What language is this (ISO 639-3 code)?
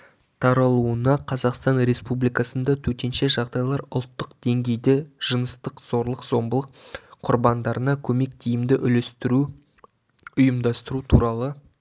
kaz